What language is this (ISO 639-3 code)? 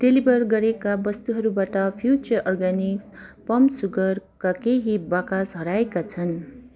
nep